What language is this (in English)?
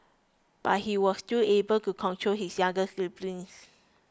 English